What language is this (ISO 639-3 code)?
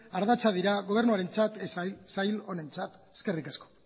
eus